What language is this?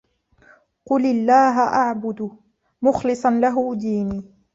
Arabic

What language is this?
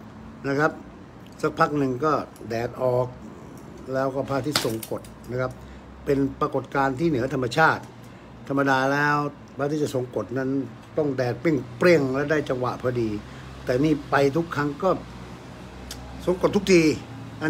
Thai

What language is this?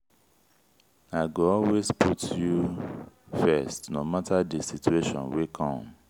Nigerian Pidgin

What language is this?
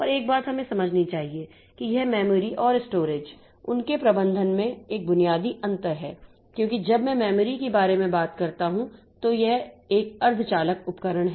Hindi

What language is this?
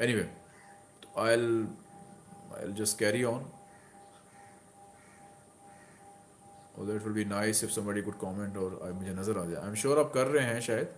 Hindi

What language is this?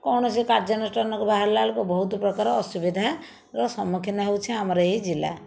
Odia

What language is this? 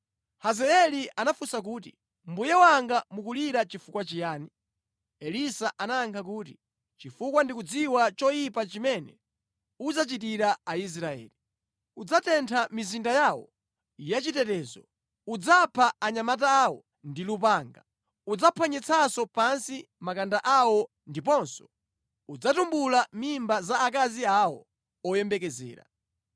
Nyanja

